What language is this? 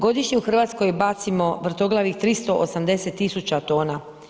Croatian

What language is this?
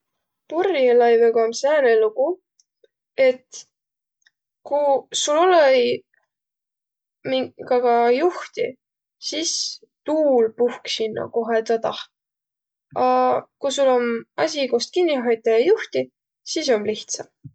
Võro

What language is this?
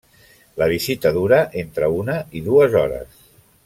Catalan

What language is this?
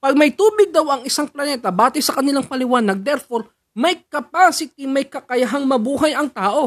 Filipino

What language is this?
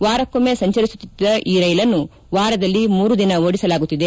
Kannada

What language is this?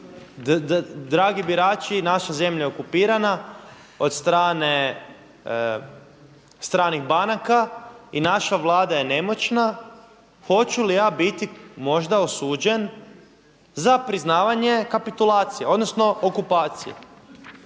Croatian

